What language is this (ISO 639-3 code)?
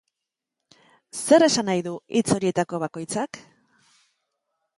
eus